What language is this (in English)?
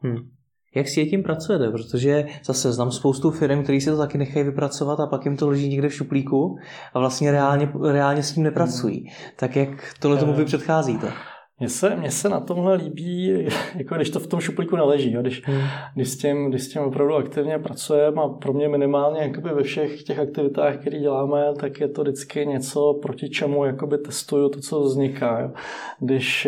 Czech